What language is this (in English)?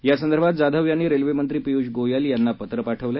Marathi